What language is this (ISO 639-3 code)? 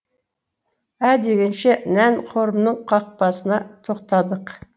kaz